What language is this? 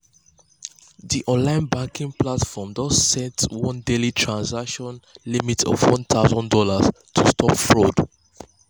Nigerian Pidgin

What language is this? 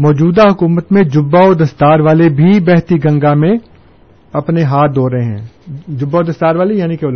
Urdu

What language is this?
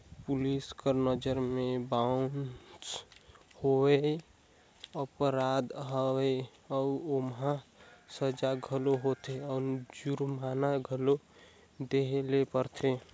Chhattisgarhi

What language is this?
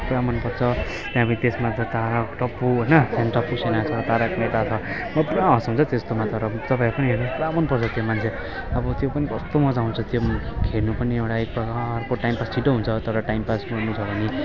Nepali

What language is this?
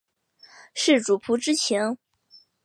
Chinese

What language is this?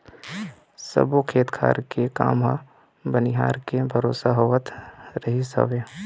Chhattisgarhi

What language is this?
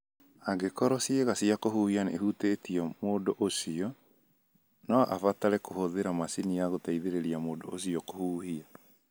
Kikuyu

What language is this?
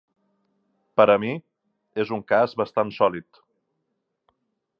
Catalan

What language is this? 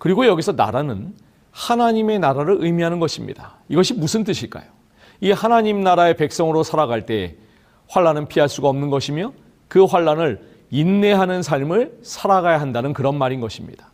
Korean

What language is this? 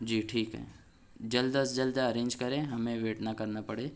Urdu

